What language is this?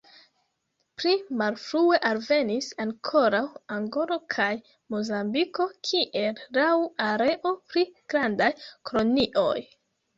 Esperanto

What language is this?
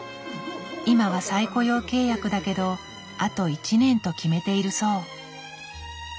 Japanese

